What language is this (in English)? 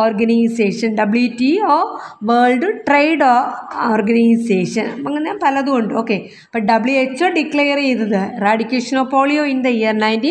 Malayalam